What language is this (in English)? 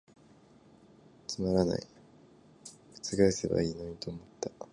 Japanese